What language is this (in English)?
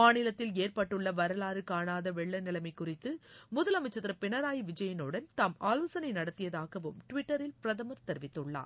Tamil